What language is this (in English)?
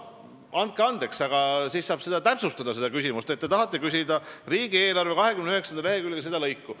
Estonian